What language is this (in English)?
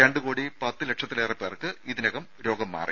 Malayalam